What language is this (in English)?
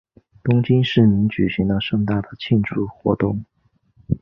Chinese